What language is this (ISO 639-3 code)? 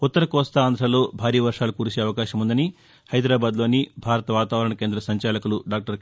tel